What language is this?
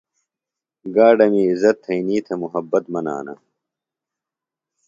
Phalura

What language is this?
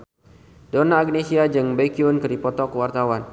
Sundanese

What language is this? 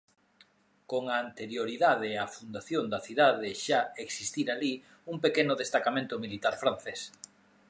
Galician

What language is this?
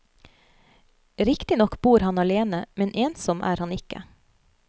Norwegian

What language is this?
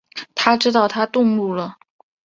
Chinese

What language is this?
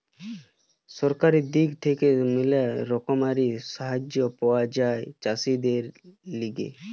Bangla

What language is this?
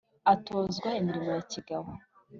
Kinyarwanda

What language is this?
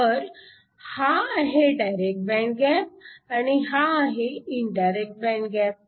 Marathi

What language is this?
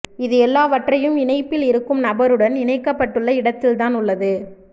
Tamil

